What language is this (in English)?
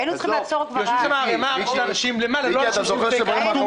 Hebrew